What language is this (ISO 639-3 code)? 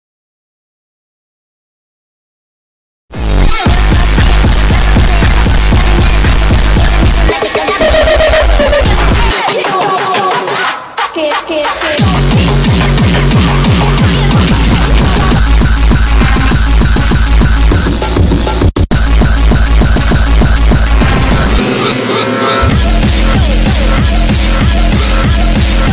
eng